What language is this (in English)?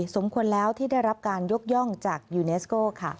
Thai